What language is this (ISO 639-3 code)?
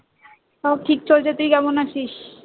ben